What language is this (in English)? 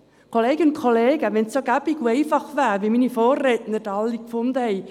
Swiss German